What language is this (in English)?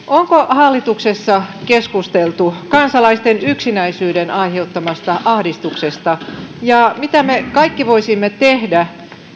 Finnish